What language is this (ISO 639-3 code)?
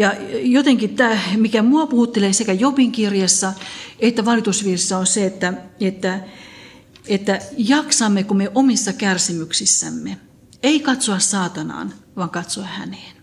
fin